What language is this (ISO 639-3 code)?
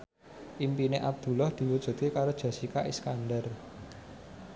jav